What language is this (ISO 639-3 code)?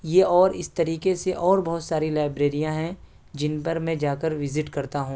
urd